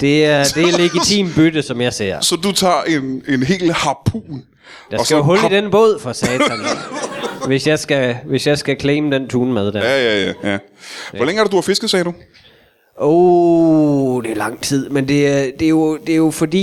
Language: Danish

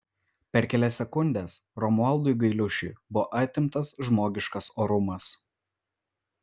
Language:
Lithuanian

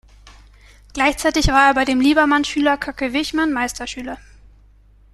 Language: German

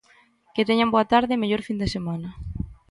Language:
Galician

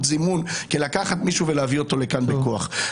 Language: Hebrew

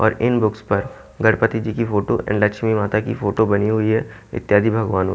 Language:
Hindi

